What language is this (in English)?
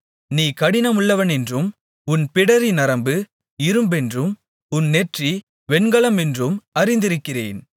Tamil